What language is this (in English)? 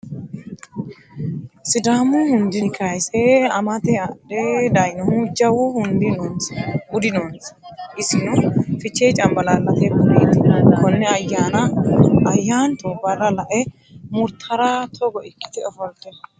Sidamo